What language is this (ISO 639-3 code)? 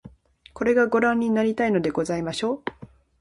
jpn